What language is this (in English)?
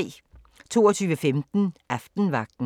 Danish